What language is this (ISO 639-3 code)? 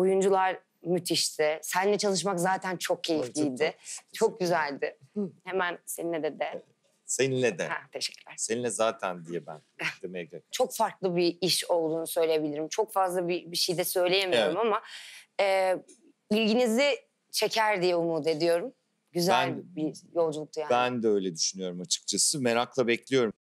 tur